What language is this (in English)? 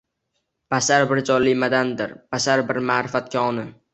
Uzbek